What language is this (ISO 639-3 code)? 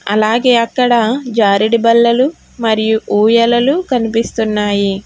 tel